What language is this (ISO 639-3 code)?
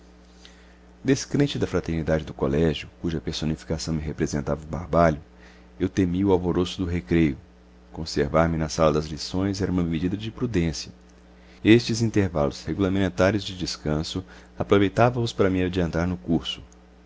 por